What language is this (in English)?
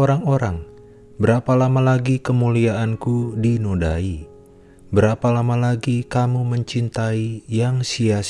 Indonesian